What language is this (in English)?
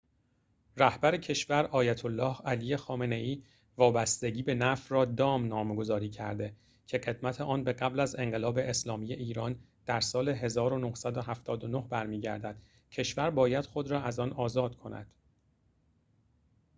Persian